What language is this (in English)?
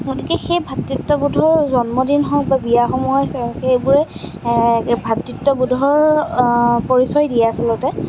Assamese